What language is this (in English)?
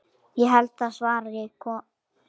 Icelandic